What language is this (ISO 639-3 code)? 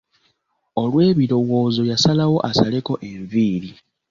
lug